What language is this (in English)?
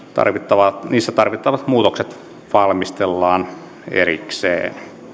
Finnish